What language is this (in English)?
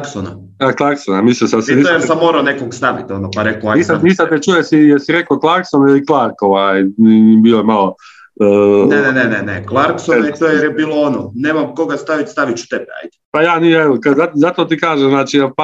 Croatian